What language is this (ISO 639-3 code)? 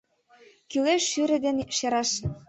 chm